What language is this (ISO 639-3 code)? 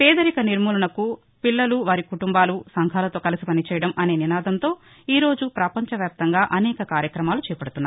tel